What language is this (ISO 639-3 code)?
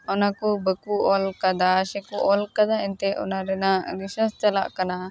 sat